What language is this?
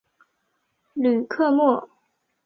Chinese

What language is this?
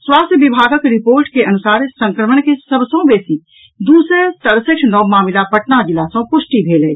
Maithili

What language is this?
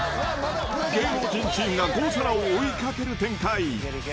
Japanese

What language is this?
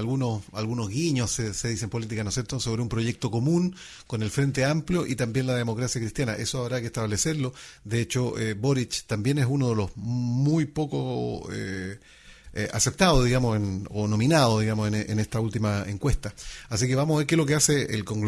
Spanish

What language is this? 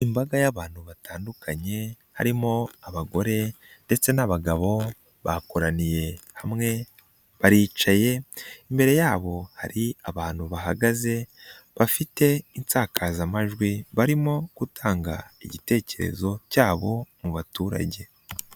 Kinyarwanda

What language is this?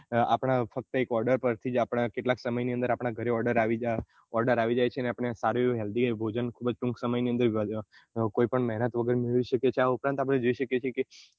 Gujarati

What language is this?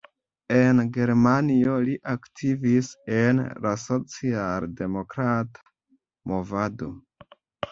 Esperanto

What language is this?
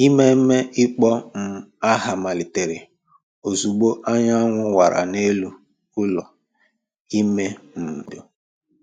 Igbo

